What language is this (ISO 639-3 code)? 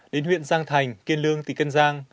vie